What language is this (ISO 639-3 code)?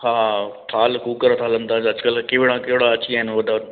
snd